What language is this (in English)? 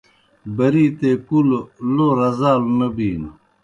Kohistani Shina